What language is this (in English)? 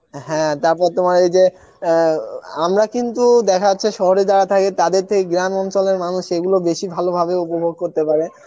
Bangla